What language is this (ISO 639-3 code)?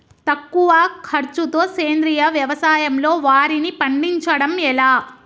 tel